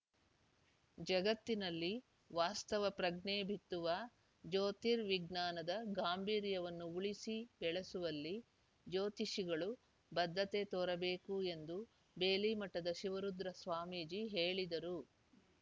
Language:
Kannada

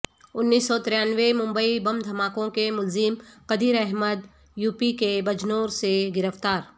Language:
Urdu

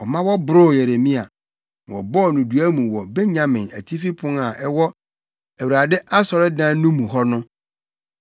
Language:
Akan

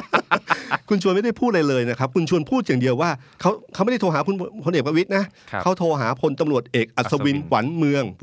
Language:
Thai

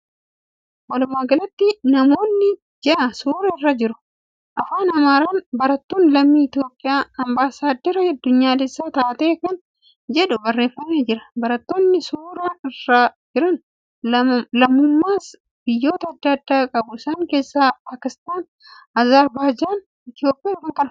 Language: Oromo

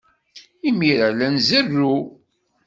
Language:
Kabyle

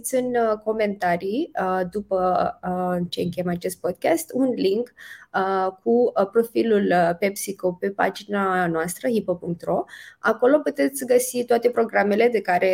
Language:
Romanian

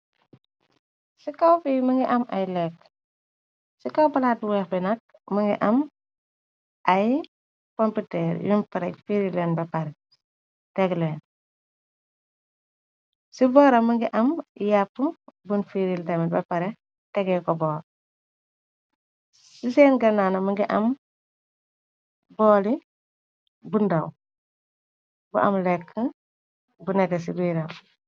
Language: Wolof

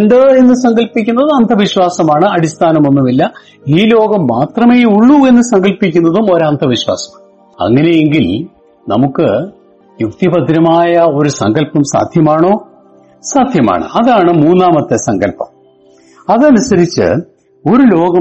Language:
Malayalam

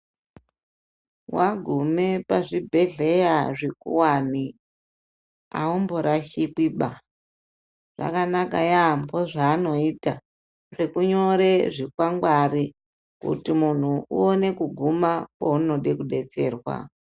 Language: Ndau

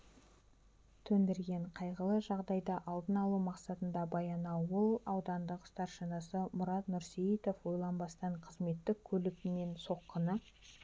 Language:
Kazakh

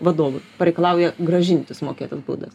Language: Lithuanian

